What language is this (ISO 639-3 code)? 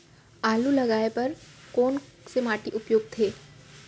hne